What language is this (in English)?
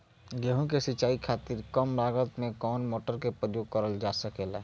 Bhojpuri